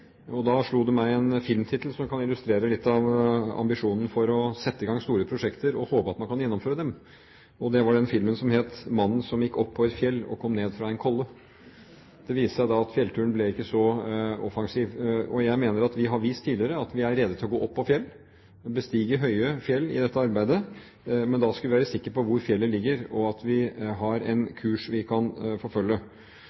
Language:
Norwegian Bokmål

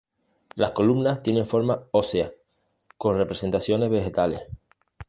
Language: Spanish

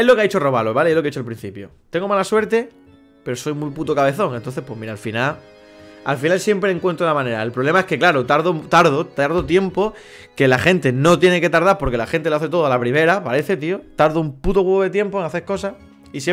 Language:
Spanish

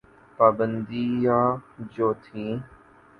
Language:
Urdu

